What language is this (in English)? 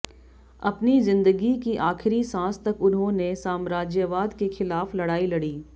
Hindi